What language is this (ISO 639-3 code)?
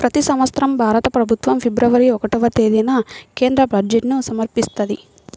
tel